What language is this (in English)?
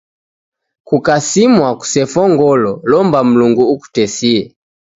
Taita